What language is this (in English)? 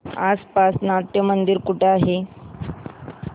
Marathi